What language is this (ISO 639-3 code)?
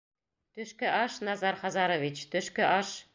bak